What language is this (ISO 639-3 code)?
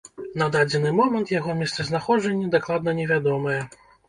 bel